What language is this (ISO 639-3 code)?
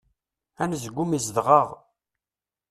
kab